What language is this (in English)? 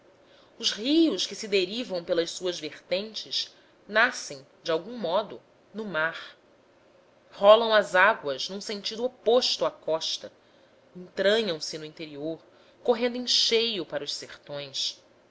Portuguese